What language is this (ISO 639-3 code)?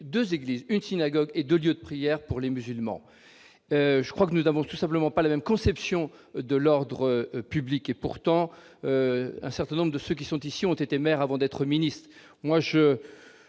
fra